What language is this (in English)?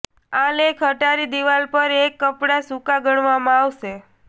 Gujarati